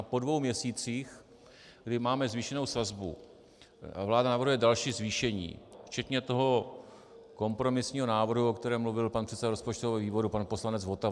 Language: Czech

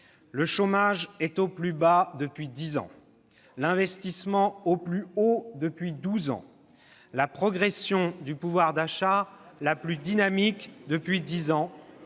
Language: French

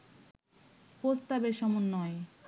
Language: Bangla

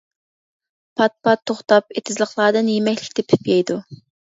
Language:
Uyghur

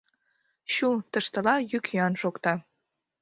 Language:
Mari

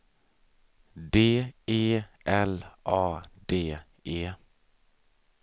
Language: Swedish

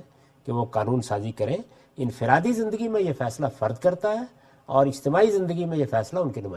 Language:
Urdu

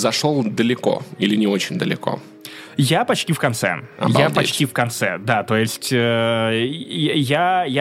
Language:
Russian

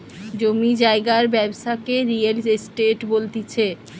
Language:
Bangla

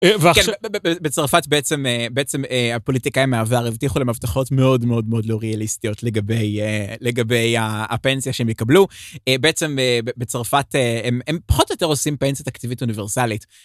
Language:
Hebrew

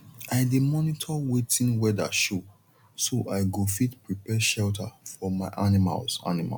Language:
Nigerian Pidgin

